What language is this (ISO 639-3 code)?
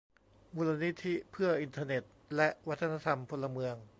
tha